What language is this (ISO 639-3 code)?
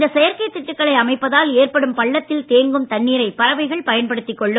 tam